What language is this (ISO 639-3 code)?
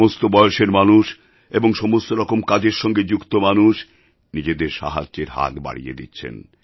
ben